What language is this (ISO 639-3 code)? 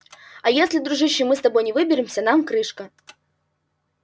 rus